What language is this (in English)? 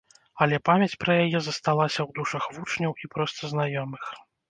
Belarusian